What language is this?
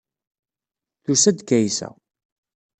Kabyle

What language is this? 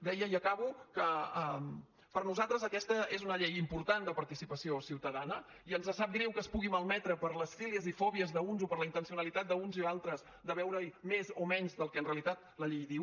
Catalan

